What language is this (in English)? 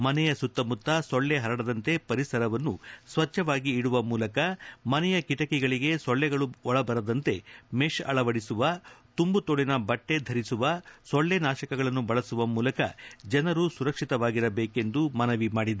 Kannada